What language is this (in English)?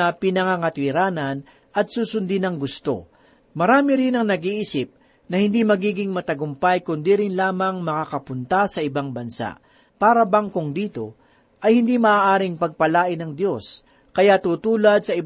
Filipino